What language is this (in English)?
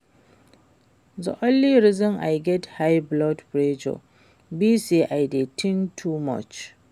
Nigerian Pidgin